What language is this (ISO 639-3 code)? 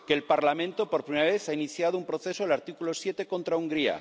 spa